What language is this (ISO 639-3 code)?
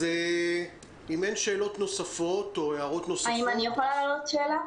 heb